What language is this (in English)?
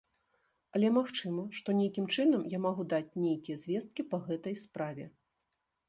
Belarusian